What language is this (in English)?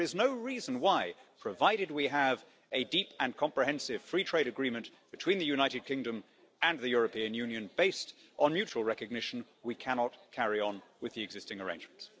English